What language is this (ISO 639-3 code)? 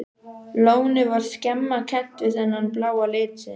isl